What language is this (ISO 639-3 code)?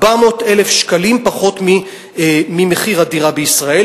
heb